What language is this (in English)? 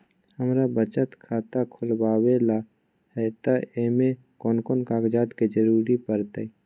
Magahi